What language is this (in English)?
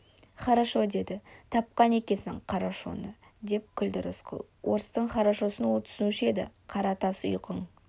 Kazakh